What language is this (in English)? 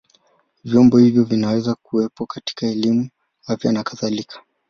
Swahili